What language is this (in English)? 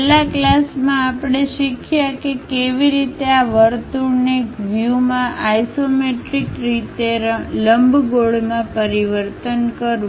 Gujarati